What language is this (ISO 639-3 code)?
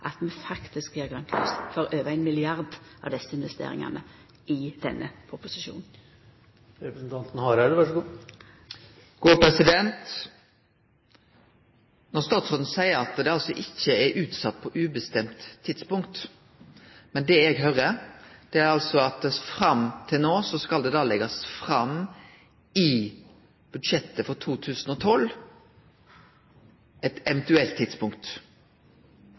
nno